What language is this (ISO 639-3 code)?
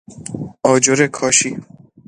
fas